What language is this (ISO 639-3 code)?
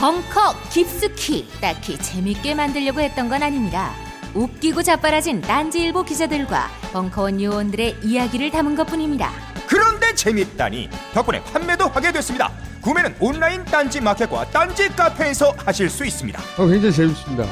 kor